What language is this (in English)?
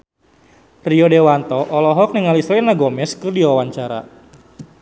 Sundanese